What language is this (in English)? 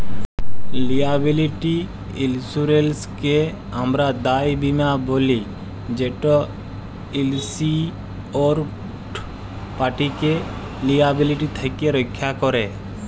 Bangla